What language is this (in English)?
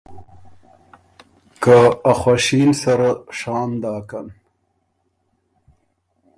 Ormuri